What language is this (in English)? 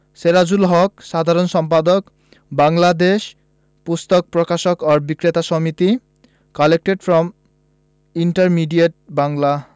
Bangla